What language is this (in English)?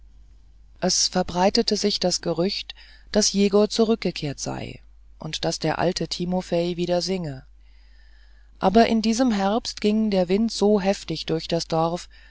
German